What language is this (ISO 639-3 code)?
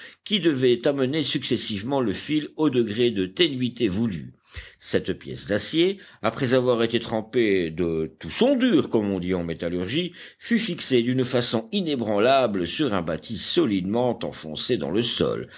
fra